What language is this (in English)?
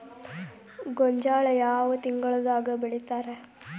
Kannada